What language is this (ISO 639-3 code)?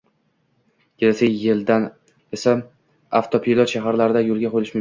uzb